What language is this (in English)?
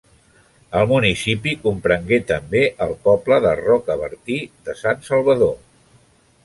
Catalan